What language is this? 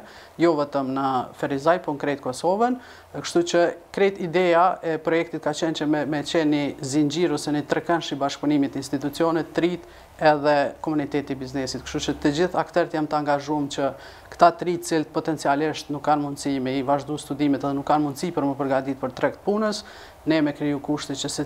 Romanian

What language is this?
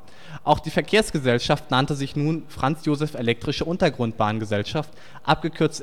German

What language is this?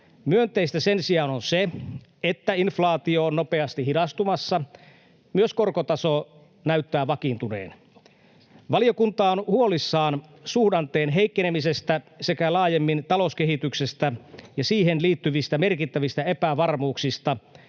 Finnish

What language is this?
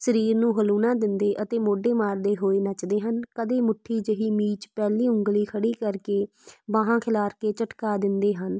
Punjabi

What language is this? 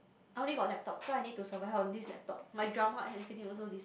English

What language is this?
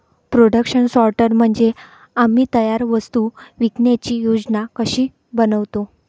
Marathi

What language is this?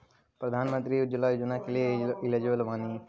Bhojpuri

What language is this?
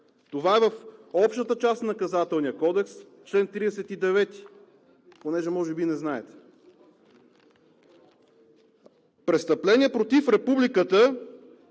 Bulgarian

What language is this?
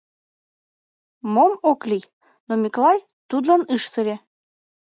Mari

